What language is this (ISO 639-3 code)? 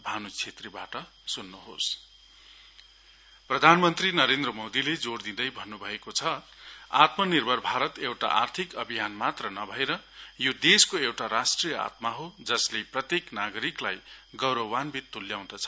nep